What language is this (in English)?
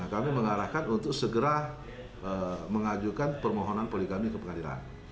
Indonesian